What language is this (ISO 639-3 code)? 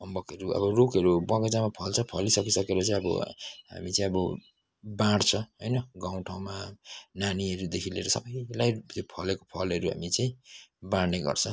nep